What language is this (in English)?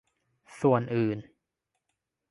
Thai